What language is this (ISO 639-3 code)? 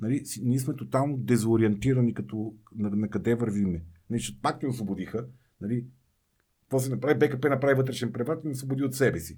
bul